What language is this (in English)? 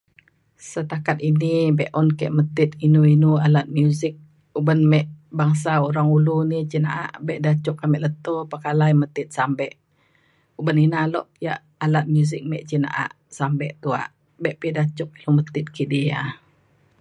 Mainstream Kenyah